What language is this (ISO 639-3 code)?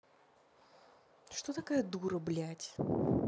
rus